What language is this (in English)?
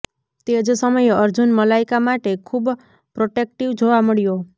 Gujarati